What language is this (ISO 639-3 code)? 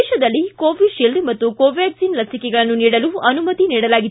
kan